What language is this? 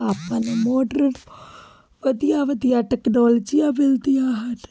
Punjabi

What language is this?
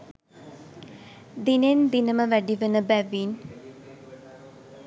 Sinhala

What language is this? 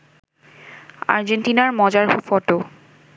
Bangla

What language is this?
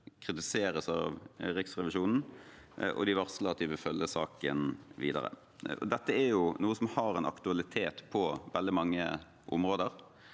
Norwegian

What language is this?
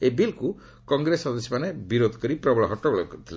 Odia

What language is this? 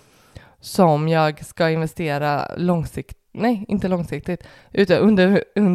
Swedish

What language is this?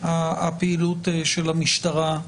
Hebrew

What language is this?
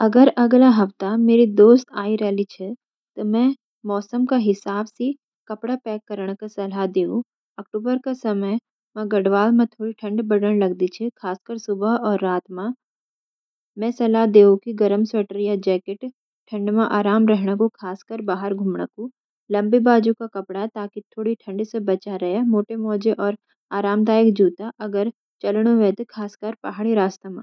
Garhwali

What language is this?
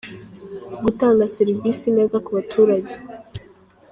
Kinyarwanda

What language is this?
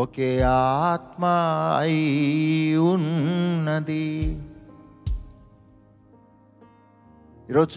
Telugu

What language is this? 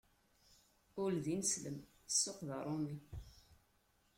Kabyle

